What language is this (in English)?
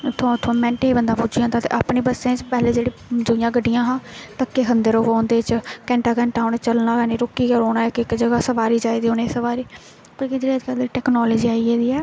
Dogri